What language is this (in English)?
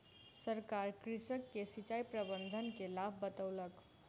Maithili